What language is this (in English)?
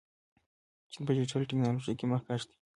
Pashto